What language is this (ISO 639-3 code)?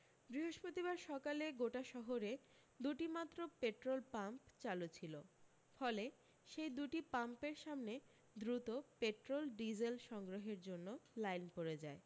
ben